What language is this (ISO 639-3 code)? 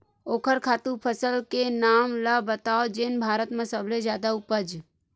hne